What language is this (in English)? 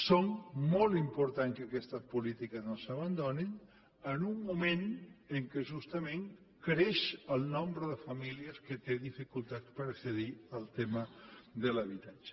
Catalan